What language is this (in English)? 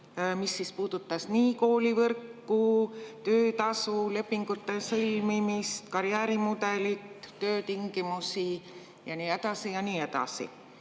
Estonian